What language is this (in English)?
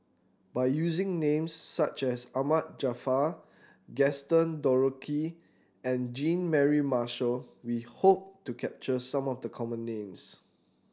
English